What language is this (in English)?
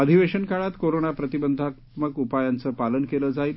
Marathi